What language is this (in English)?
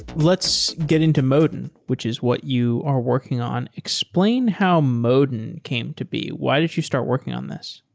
English